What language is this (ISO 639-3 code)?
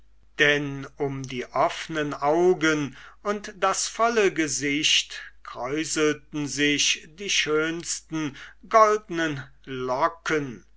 deu